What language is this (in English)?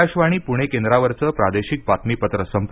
Marathi